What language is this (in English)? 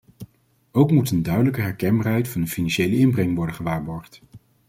Dutch